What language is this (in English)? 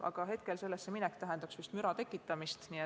Estonian